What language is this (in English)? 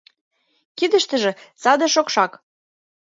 Mari